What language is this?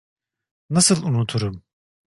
Turkish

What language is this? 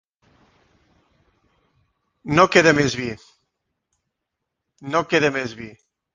Catalan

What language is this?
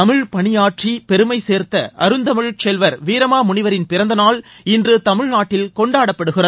Tamil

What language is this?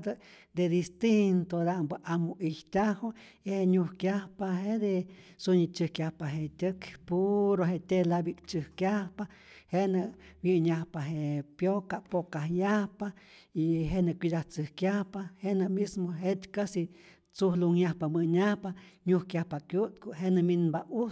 Rayón Zoque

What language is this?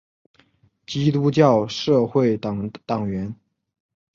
Chinese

